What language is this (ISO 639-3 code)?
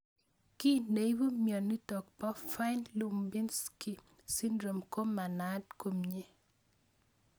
kln